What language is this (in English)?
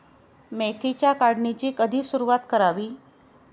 Marathi